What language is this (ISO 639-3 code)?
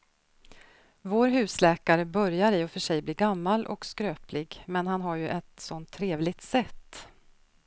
swe